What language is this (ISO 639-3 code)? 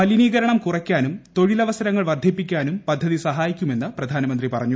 mal